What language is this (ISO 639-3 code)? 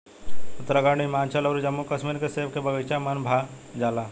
bho